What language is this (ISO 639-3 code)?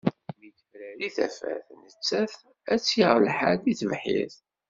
kab